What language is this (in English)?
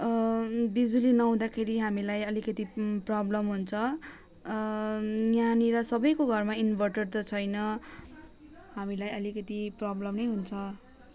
Nepali